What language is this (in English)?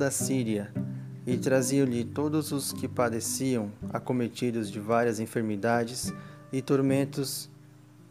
Portuguese